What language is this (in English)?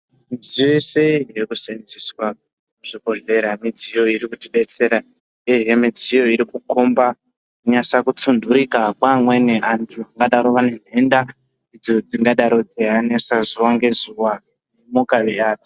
Ndau